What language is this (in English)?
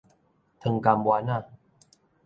Min Nan Chinese